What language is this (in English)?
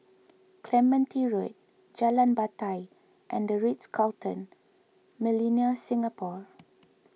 English